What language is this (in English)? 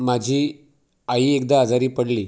Marathi